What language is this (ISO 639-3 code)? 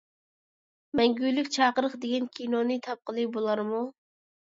uig